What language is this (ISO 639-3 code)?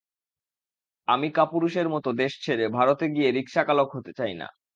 ben